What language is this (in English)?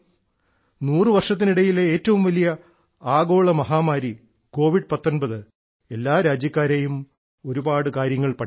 Malayalam